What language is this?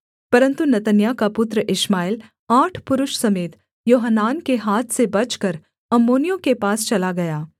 Hindi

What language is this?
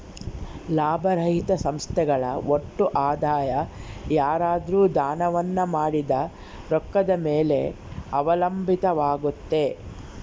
Kannada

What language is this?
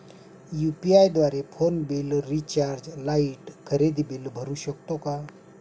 Marathi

